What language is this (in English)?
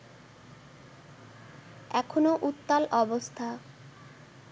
Bangla